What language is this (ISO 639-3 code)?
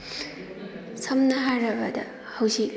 mni